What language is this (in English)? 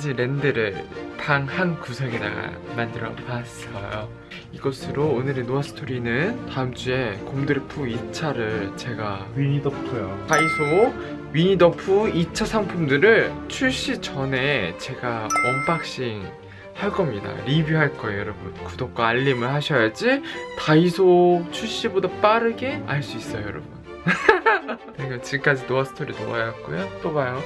Korean